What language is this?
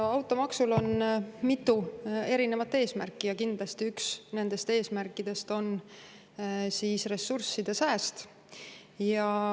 Estonian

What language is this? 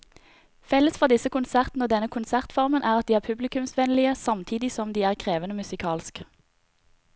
Norwegian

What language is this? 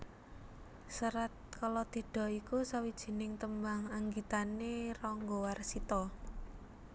Javanese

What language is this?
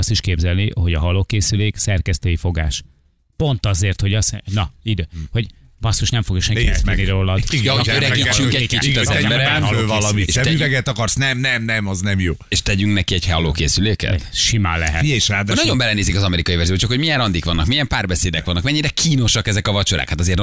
Hungarian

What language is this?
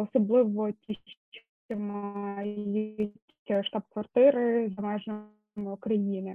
Ukrainian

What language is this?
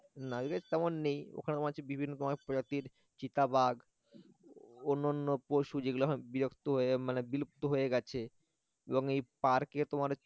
Bangla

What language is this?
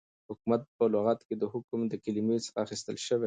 Pashto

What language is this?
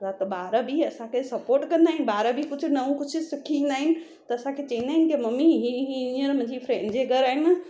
Sindhi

